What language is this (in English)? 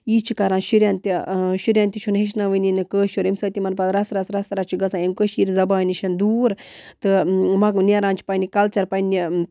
Kashmiri